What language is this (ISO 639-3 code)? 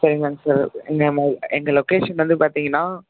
tam